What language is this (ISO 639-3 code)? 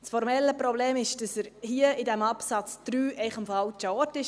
gsw